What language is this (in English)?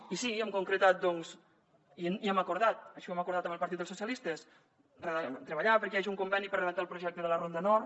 Catalan